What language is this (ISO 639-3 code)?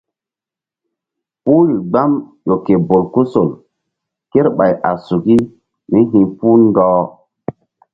mdd